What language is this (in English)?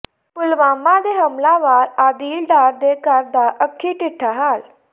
Punjabi